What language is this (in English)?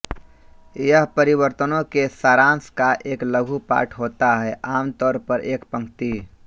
Hindi